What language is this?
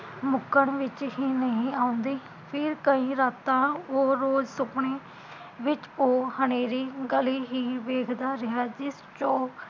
Punjabi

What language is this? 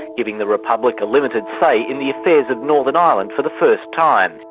English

